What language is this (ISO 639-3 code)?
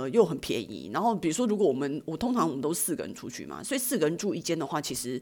zho